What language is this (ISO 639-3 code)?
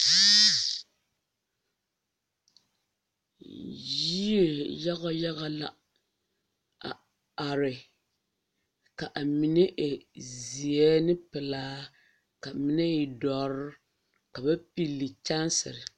dga